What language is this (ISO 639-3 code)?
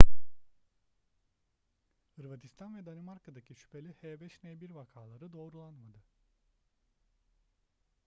tur